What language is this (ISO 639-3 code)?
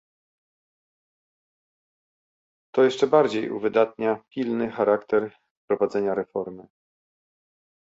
pol